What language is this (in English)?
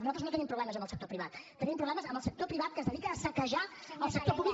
Catalan